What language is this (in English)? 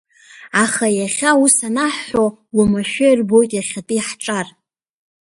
Abkhazian